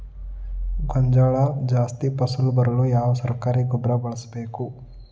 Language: Kannada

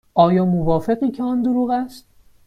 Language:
Persian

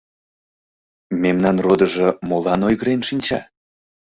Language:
Mari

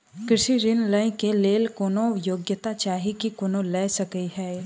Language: Maithili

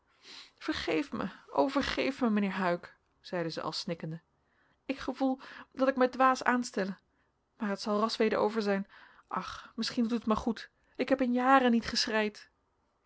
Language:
Dutch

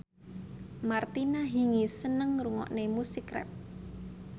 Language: Javanese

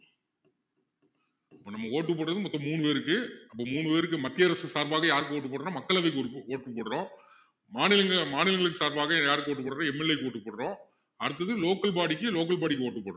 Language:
Tamil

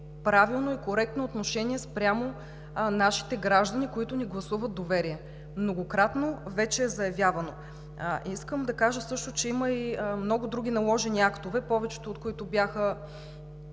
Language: Bulgarian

